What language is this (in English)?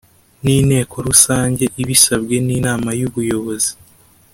Kinyarwanda